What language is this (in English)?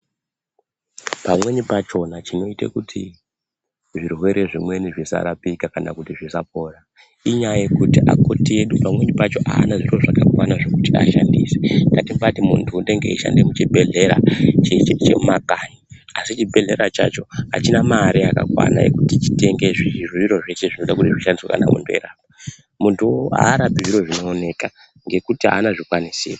Ndau